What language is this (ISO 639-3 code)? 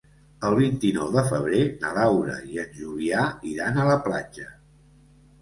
cat